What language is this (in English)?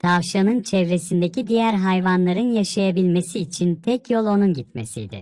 Turkish